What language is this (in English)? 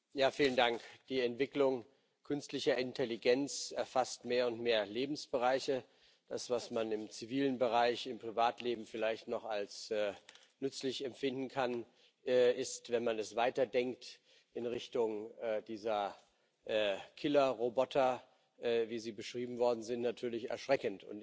German